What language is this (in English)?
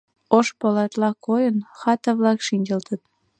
Mari